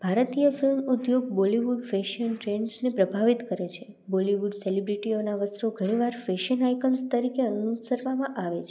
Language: Gujarati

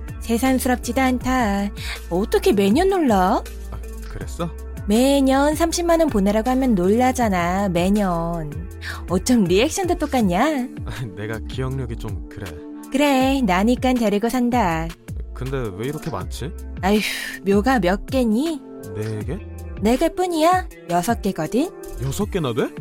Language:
Korean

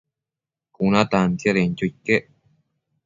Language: Matsés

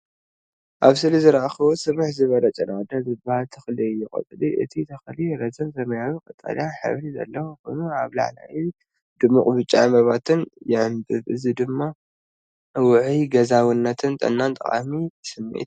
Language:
Tigrinya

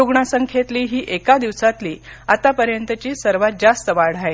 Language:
Marathi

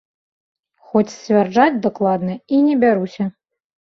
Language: Belarusian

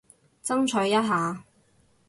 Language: Cantonese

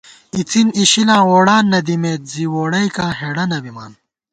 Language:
Gawar-Bati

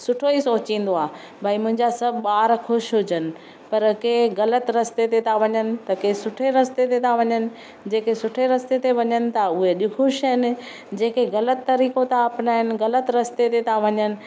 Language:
Sindhi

